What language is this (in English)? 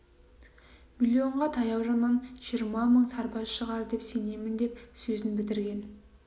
Kazakh